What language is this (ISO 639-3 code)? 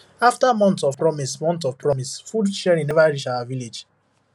pcm